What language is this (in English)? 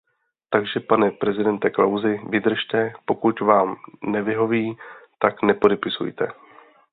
Czech